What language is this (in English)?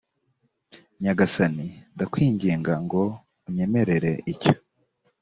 Kinyarwanda